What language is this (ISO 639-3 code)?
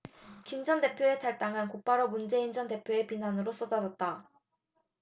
kor